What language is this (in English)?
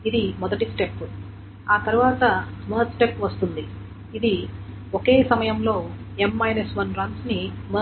Telugu